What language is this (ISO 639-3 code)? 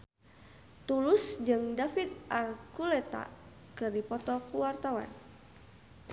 sun